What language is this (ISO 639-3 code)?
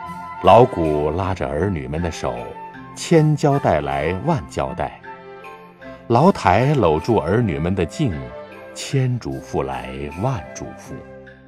zho